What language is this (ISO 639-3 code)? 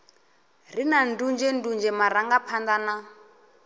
ven